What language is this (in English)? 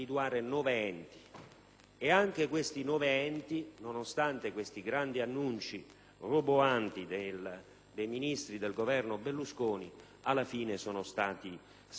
Italian